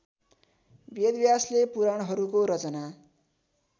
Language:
Nepali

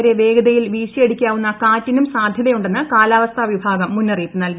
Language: Malayalam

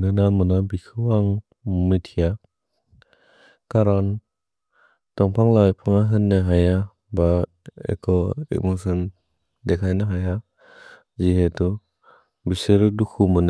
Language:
Bodo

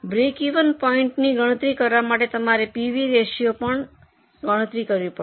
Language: Gujarati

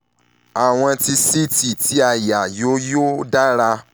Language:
Yoruba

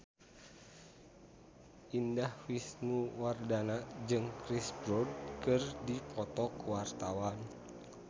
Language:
Sundanese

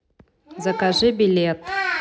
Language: Russian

